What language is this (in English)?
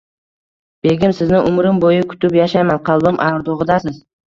Uzbek